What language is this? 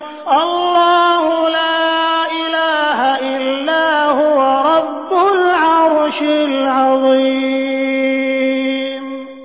Arabic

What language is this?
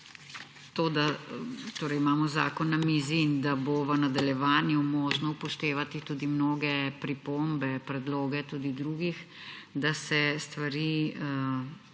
Slovenian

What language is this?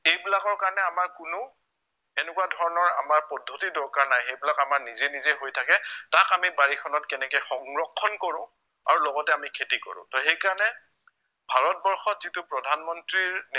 Assamese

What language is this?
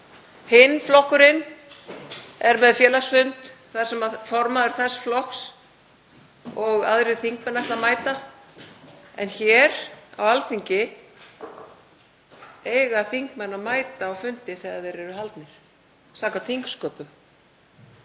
Icelandic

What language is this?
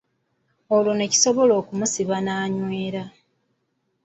Ganda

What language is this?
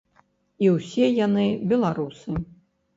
Belarusian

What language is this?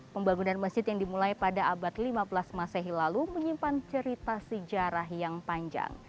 Indonesian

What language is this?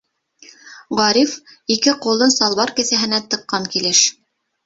Bashkir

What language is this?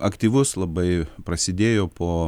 Lithuanian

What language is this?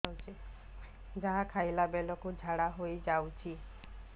Odia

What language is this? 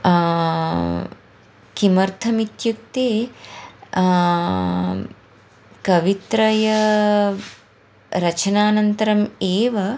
Sanskrit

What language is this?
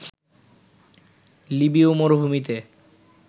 Bangla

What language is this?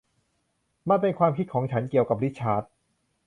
Thai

